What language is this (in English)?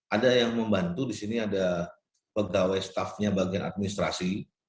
Indonesian